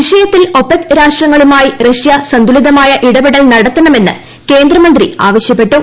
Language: Malayalam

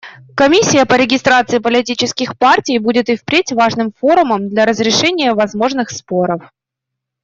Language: Russian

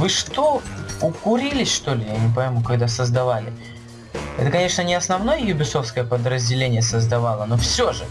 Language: Russian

